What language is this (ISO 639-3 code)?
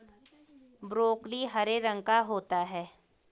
hin